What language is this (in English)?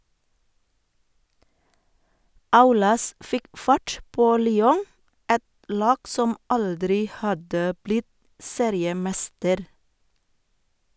Norwegian